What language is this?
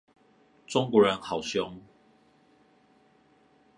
Chinese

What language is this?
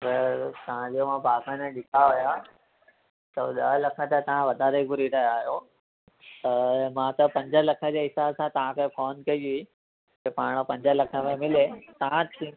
Sindhi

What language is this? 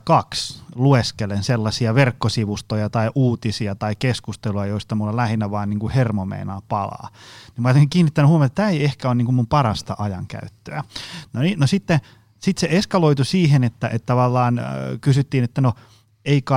Finnish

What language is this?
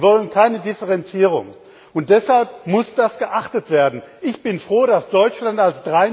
German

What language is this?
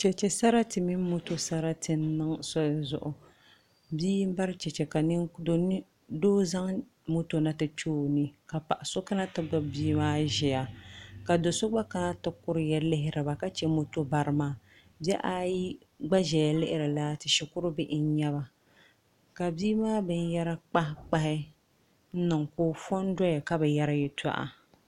Dagbani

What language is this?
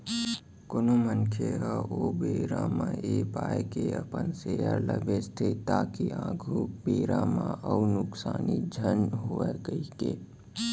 Chhattisgarhi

